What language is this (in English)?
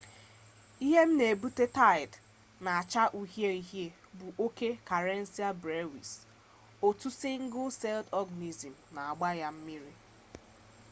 Igbo